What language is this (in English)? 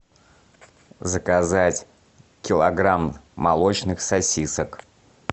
Russian